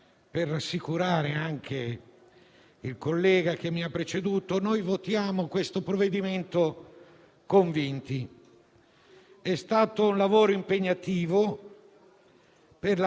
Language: Italian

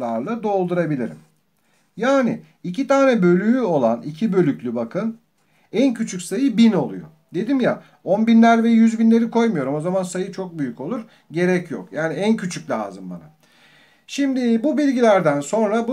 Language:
Turkish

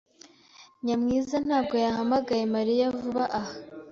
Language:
Kinyarwanda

